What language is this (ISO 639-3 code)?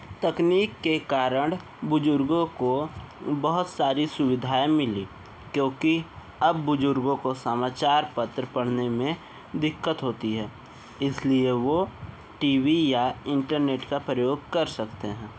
hin